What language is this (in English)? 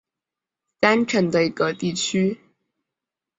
Chinese